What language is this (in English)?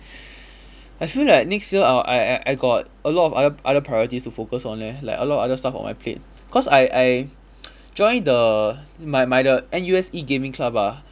English